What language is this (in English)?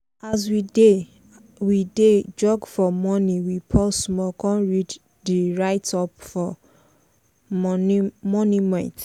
Nigerian Pidgin